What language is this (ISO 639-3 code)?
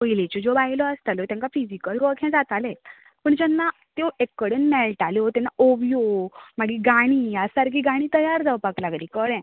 kok